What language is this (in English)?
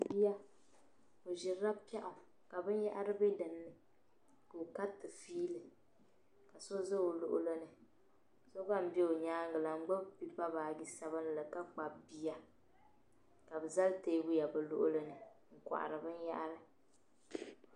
Dagbani